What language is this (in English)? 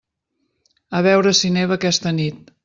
Catalan